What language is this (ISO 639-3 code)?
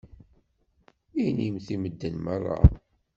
kab